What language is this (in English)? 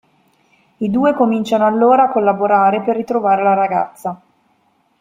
Italian